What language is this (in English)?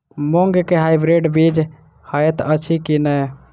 Maithili